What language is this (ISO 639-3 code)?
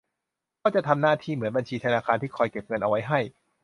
tha